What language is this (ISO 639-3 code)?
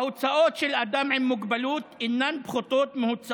heb